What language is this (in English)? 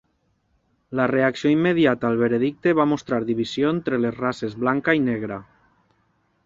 Catalan